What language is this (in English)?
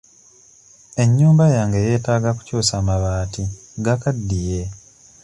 Ganda